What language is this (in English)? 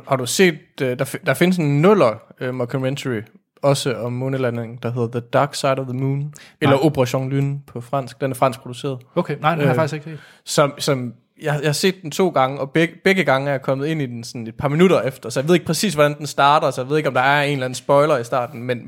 Danish